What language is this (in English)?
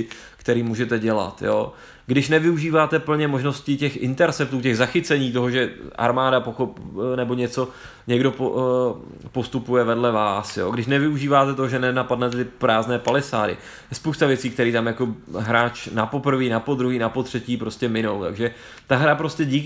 Czech